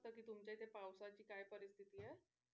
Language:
Marathi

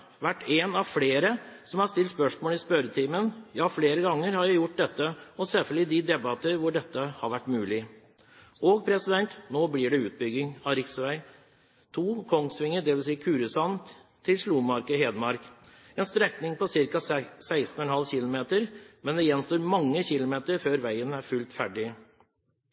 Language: Norwegian Bokmål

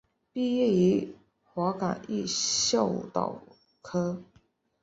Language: Chinese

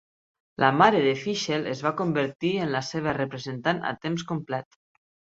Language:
Catalan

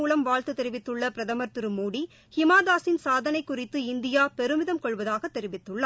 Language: Tamil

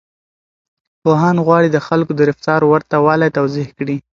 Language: Pashto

